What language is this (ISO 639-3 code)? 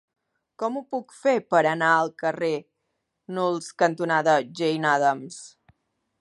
cat